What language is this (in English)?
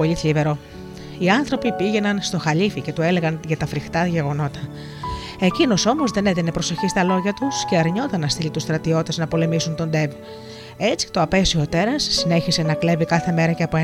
Greek